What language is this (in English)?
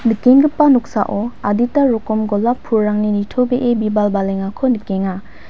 Garo